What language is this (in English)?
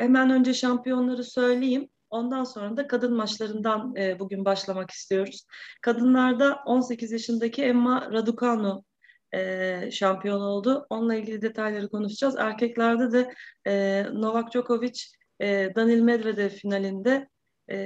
Turkish